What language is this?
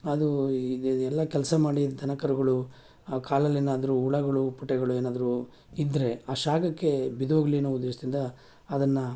Kannada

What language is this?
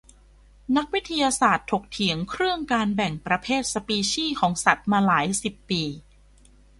Thai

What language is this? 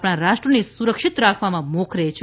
Gujarati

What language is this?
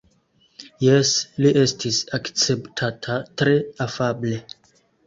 Esperanto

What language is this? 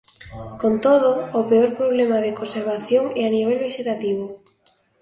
Galician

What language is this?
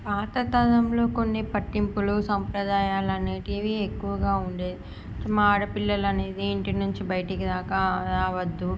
Telugu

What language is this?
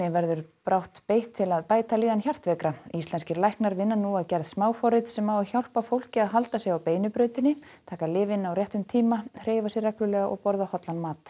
Icelandic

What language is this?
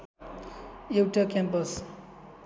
Nepali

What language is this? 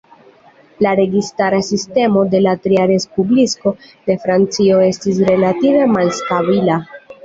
Esperanto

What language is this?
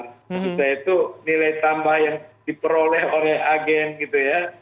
Indonesian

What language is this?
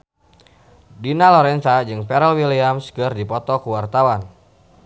Sundanese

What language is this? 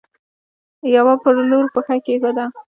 Pashto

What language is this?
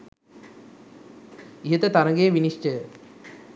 Sinhala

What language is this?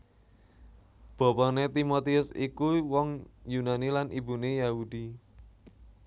Javanese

